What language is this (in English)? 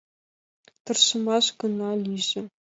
Mari